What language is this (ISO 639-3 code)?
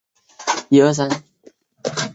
zho